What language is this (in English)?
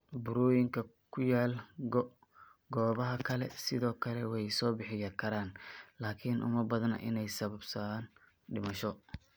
Somali